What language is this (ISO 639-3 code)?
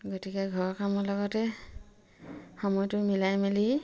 asm